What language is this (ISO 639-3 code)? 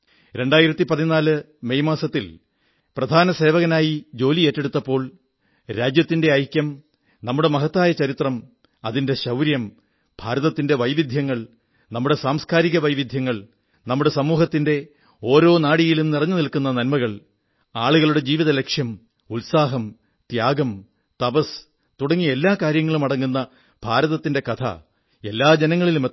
mal